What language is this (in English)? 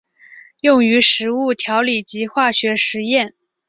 Chinese